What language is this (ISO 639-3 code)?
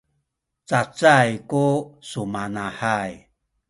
szy